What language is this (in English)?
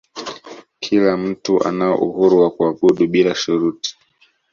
Swahili